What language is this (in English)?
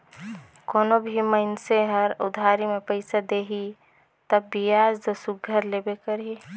Chhattisgarhi